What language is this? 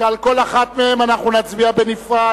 Hebrew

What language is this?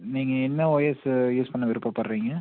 Tamil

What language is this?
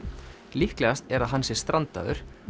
Icelandic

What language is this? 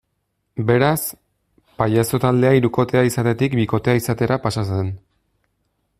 Basque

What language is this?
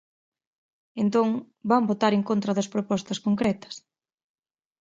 Galician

